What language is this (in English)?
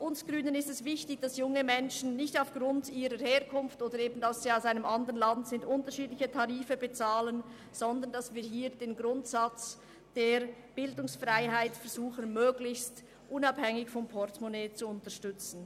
Swiss German